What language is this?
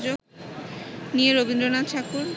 Bangla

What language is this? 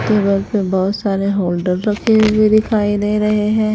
Hindi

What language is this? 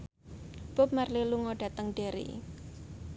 Javanese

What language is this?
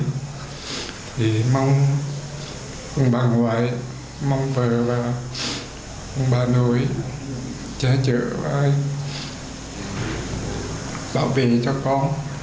Vietnamese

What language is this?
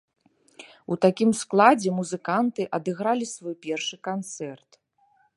Belarusian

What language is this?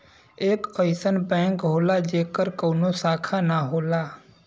Bhojpuri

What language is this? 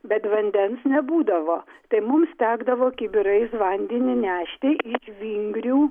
Lithuanian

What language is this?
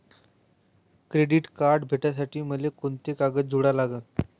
Marathi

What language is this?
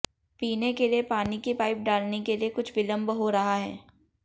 Hindi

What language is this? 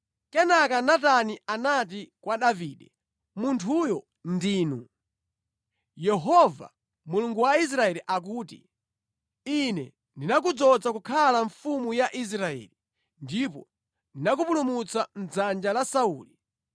Nyanja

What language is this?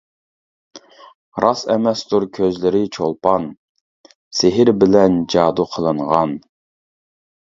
Uyghur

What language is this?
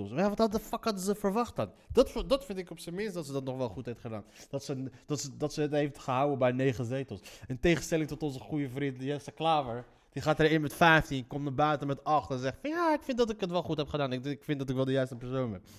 Dutch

